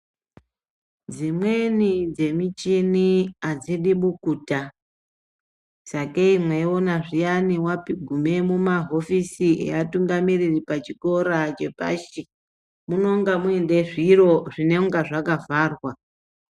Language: Ndau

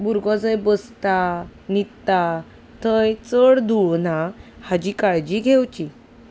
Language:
Konkani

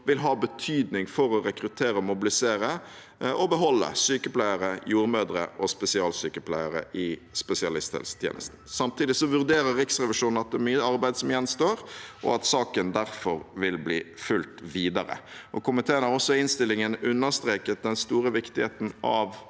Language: Norwegian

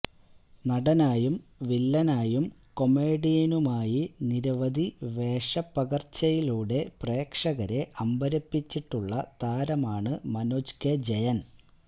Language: Malayalam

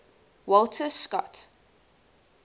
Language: English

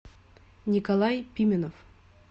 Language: Russian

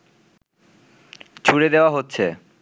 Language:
Bangla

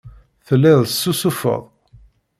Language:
Kabyle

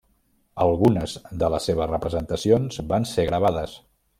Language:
Catalan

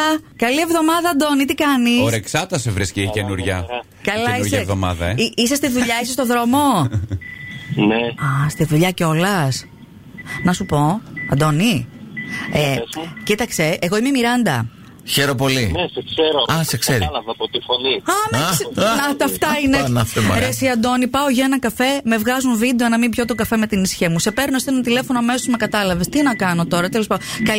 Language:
Greek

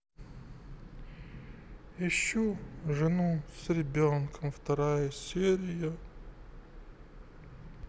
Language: Russian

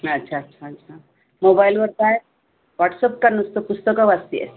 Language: Marathi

